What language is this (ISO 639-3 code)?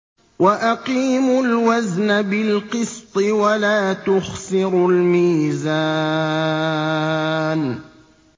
ara